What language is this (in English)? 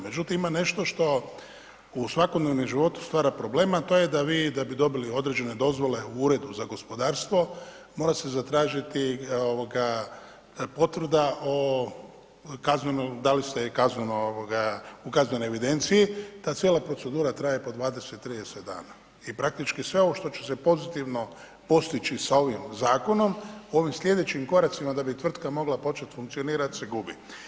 Croatian